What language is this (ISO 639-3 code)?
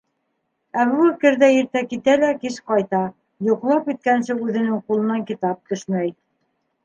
bak